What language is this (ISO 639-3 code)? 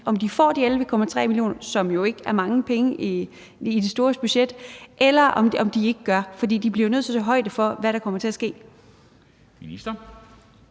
dan